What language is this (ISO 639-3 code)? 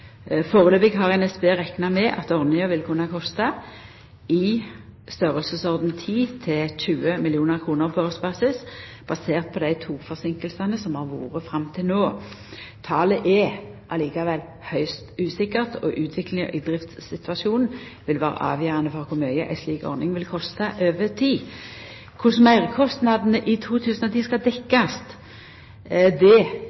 nno